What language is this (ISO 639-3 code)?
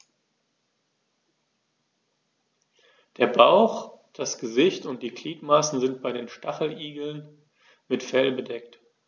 deu